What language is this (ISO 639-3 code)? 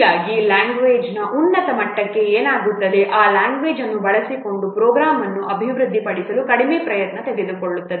kan